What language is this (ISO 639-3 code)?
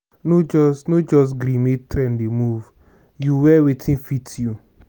pcm